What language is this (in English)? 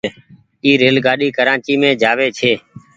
Goaria